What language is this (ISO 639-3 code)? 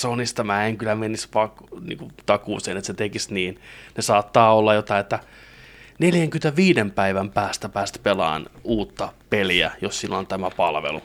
fin